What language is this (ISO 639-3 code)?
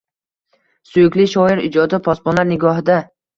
uzb